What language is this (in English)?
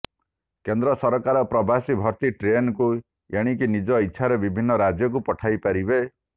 Odia